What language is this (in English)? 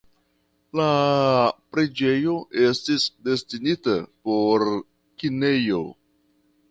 Esperanto